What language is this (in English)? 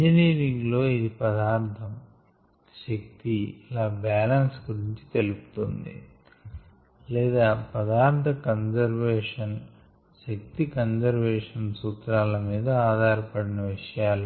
Telugu